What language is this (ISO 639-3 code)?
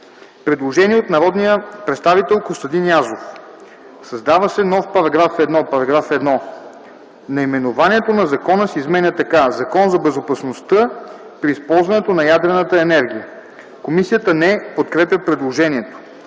bul